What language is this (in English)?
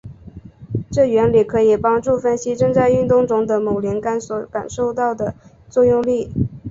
Chinese